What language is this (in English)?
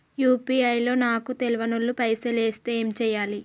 Telugu